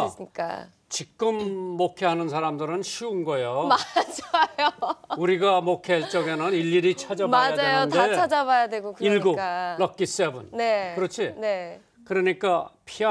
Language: Korean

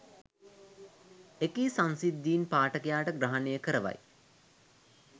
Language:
Sinhala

